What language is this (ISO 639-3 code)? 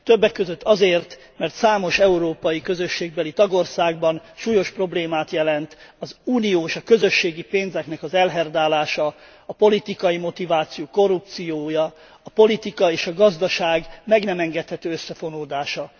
hun